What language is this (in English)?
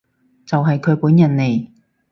Cantonese